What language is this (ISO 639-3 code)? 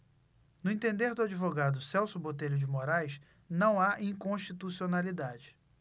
por